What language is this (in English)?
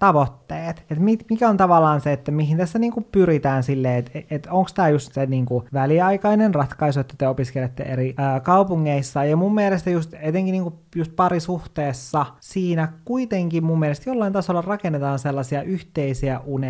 Finnish